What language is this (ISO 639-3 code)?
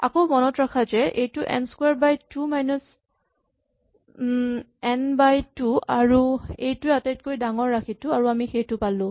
asm